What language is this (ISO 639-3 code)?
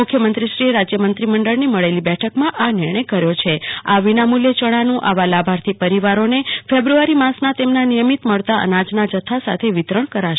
guj